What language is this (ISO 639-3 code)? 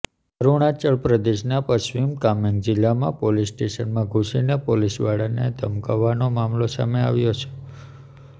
guj